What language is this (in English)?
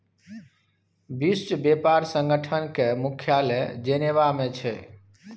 Maithili